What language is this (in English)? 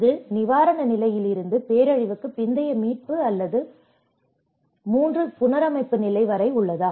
Tamil